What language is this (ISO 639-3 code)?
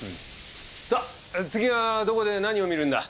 jpn